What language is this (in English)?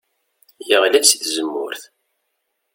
Kabyle